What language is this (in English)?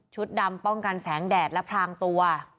Thai